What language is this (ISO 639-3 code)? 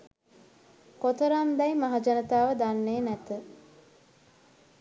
sin